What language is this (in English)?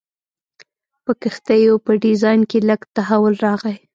Pashto